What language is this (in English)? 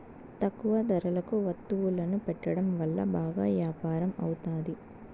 Telugu